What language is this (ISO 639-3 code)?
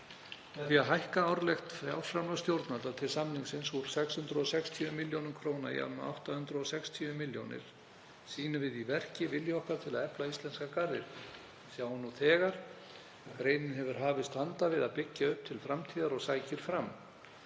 isl